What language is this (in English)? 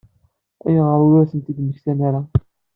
Kabyle